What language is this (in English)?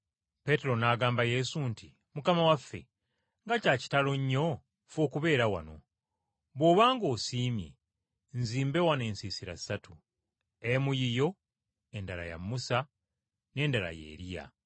Ganda